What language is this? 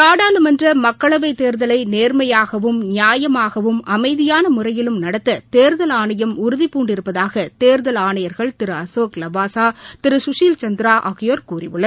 Tamil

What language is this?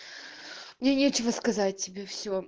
Russian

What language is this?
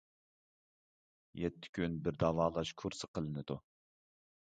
Uyghur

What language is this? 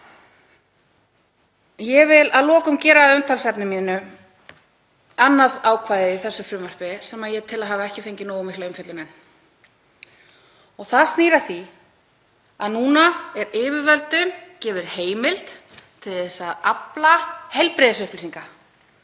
Icelandic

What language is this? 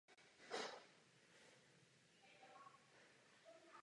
Czech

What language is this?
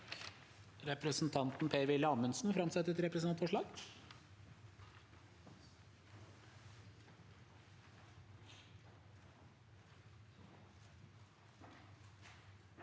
Norwegian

